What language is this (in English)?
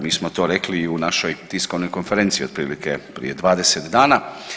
Croatian